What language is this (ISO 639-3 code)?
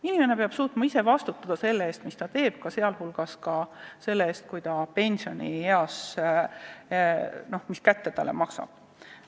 est